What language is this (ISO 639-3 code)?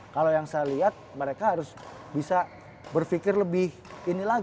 ind